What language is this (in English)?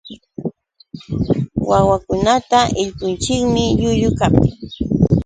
Yauyos Quechua